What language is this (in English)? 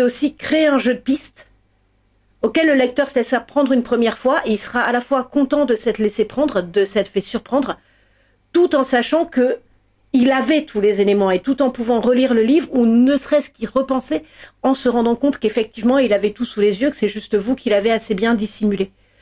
French